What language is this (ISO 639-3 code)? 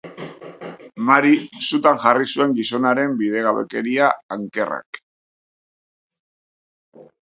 eus